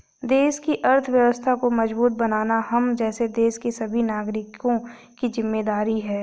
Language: Hindi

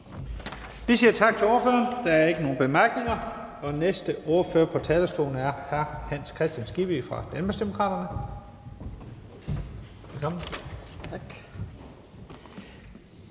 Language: Danish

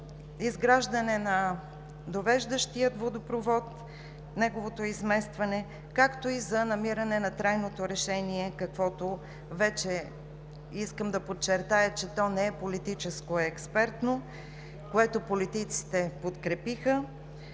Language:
Bulgarian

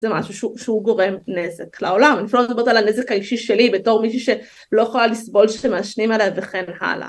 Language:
Hebrew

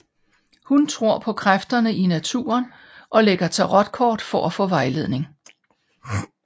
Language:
Danish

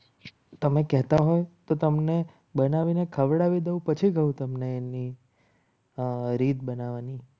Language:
Gujarati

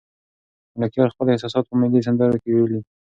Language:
Pashto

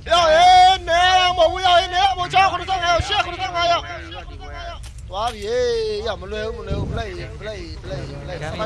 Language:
Thai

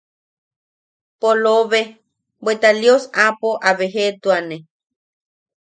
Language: Yaqui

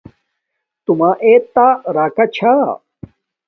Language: Domaaki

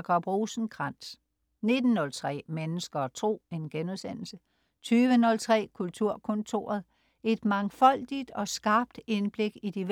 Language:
Danish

